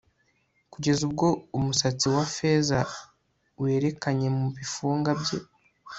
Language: Kinyarwanda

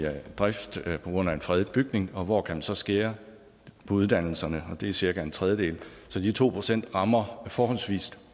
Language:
Danish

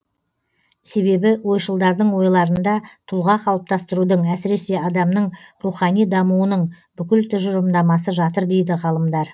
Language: Kazakh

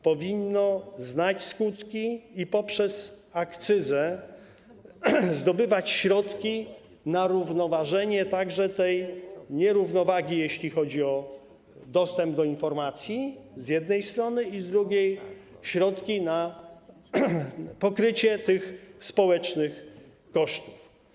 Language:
Polish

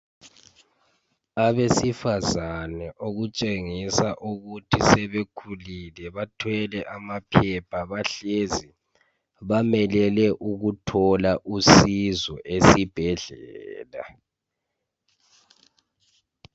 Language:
North Ndebele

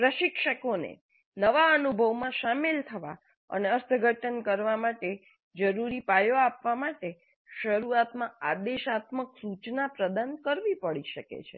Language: Gujarati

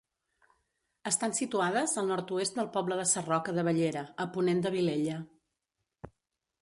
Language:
Catalan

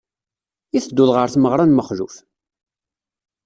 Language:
Kabyle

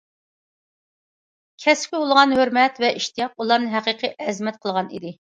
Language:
Uyghur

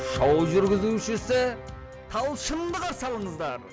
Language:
Kazakh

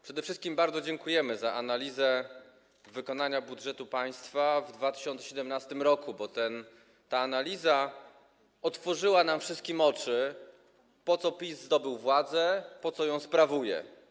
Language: Polish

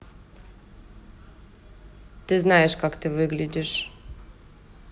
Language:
Russian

